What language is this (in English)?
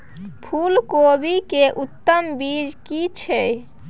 Maithili